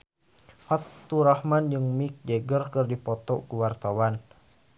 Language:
Sundanese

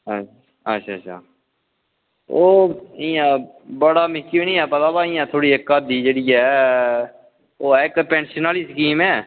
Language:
Dogri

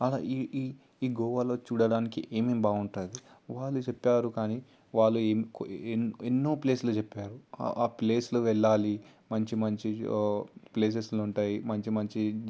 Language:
Telugu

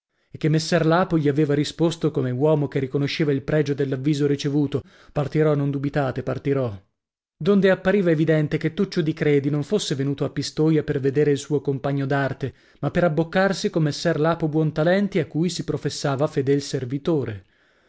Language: Italian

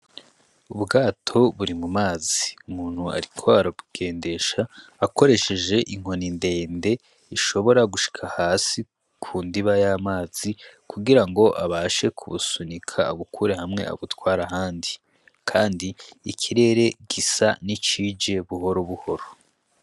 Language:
Rundi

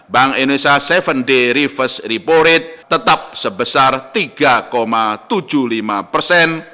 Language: Indonesian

